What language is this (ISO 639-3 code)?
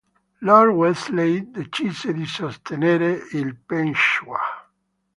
ita